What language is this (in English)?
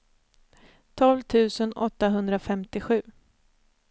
Swedish